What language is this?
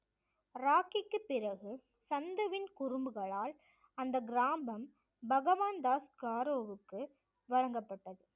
Tamil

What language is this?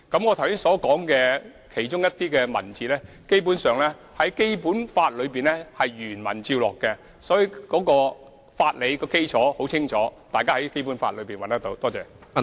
Cantonese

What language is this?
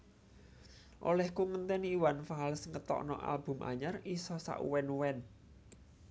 Javanese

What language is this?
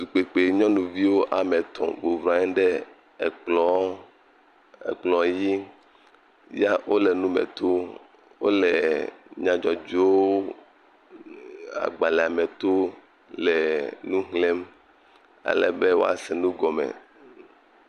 Ewe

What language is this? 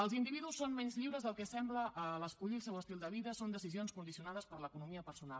Catalan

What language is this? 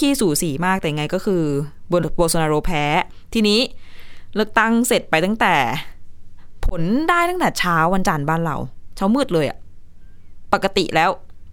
Thai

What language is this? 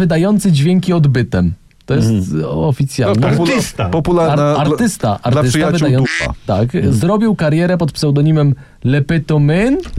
Polish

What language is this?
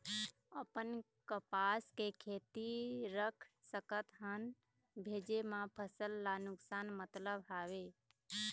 Chhattisgarhi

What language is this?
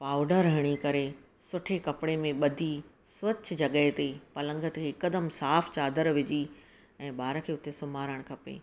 Sindhi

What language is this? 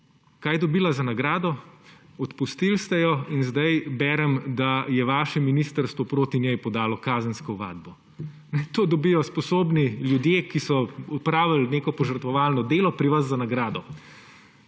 Slovenian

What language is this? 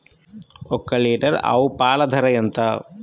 Telugu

